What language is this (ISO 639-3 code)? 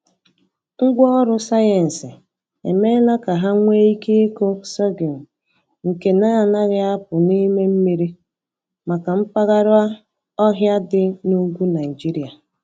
ibo